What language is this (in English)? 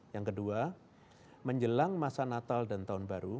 Indonesian